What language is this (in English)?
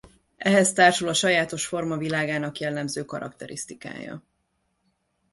Hungarian